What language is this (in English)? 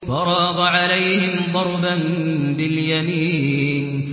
Arabic